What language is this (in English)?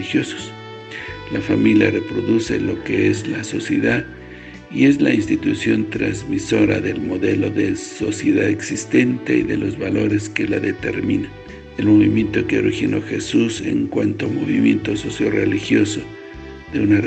Spanish